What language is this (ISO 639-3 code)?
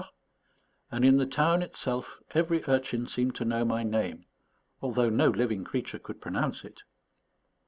eng